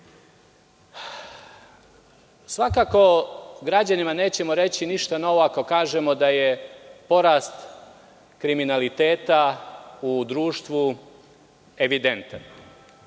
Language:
Serbian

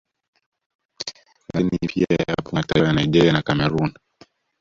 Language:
Swahili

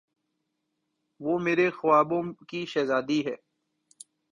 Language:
Urdu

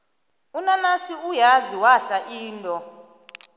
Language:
South Ndebele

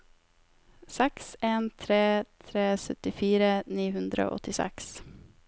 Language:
Norwegian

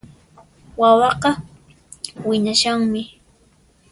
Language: Puno Quechua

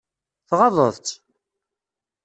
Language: Kabyle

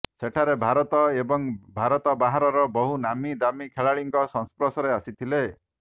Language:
Odia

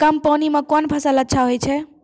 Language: Maithili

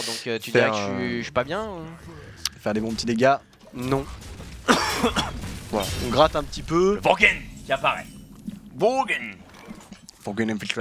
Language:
French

